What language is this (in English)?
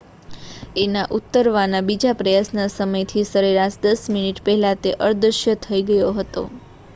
Gujarati